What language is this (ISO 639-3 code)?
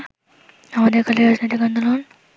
ben